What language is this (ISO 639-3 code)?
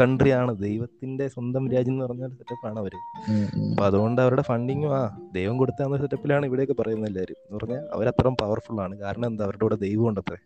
mal